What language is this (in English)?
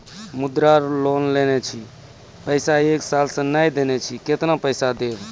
Maithili